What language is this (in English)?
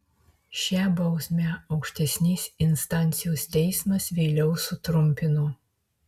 Lithuanian